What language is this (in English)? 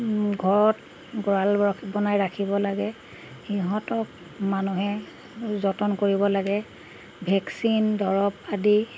Assamese